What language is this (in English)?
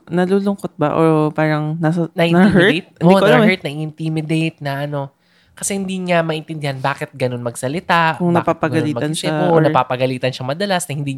Filipino